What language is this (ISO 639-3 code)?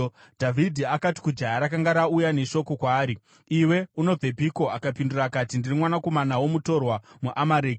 sna